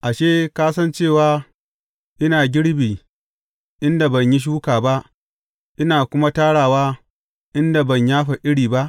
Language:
Hausa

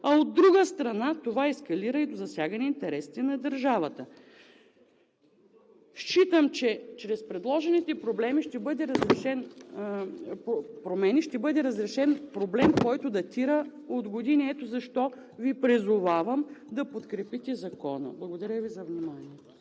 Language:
Bulgarian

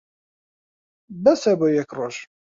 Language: Central Kurdish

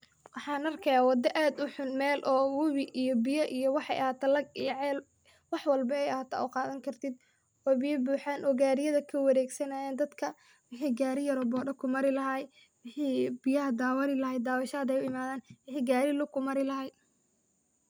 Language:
Somali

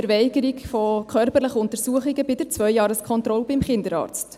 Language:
Swiss German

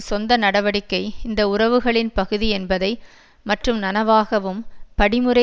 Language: Tamil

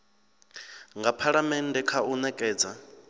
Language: Venda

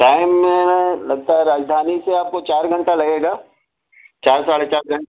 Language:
Urdu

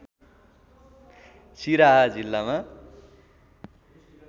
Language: Nepali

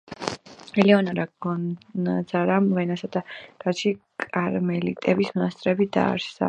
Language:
Georgian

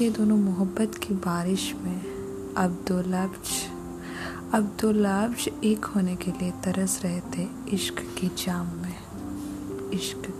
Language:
Hindi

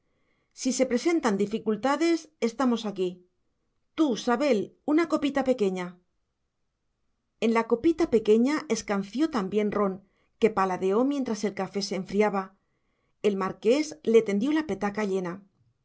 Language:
Spanish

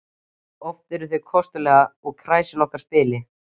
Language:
Icelandic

